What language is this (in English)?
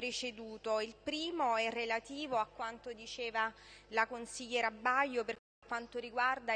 Italian